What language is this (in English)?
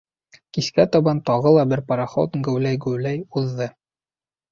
Bashkir